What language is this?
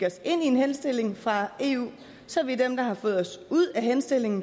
Danish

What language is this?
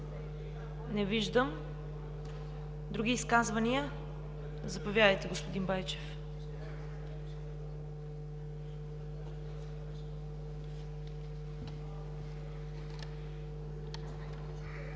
Bulgarian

